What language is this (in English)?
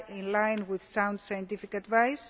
English